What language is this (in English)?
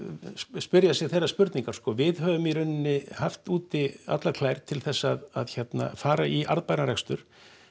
Icelandic